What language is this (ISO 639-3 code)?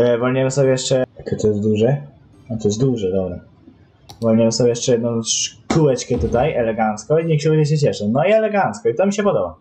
pol